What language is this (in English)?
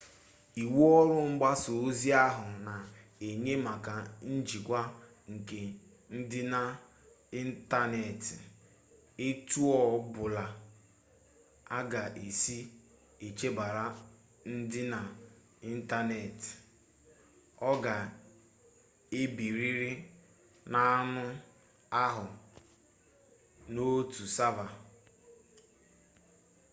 Igbo